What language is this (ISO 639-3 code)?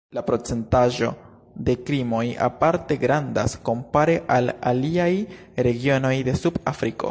epo